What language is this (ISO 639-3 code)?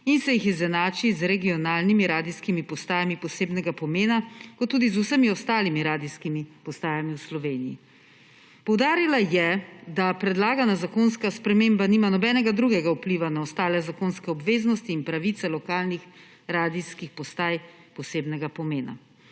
slv